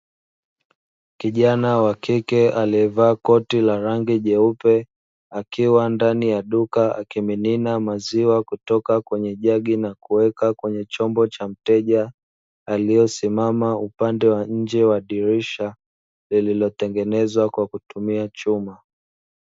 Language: Swahili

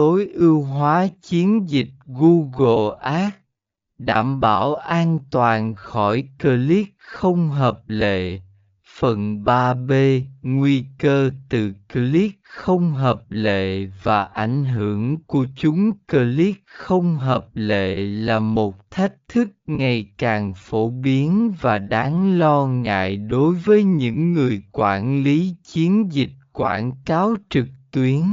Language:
Vietnamese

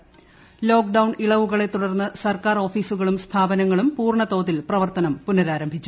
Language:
Malayalam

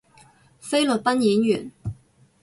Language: Cantonese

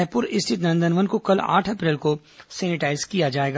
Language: Hindi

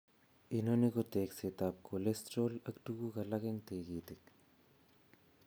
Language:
Kalenjin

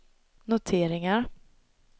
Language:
Swedish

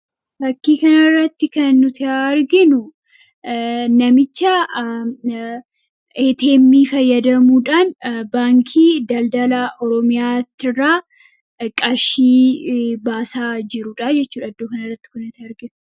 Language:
Oromo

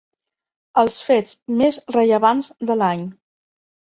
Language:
Catalan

